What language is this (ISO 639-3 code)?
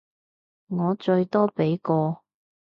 yue